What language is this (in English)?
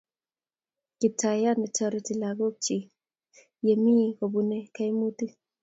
Kalenjin